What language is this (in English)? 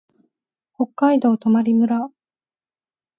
Japanese